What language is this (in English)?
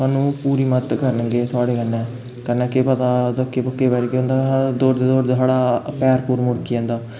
Dogri